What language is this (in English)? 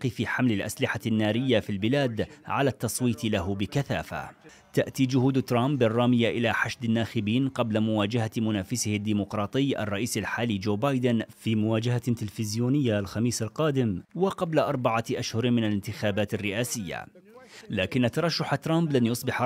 Arabic